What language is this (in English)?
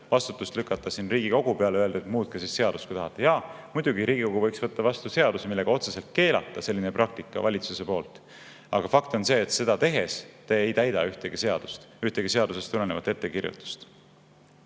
Estonian